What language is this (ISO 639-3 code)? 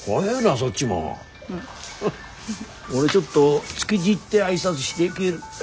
jpn